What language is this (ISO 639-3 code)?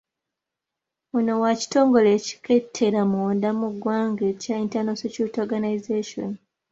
lug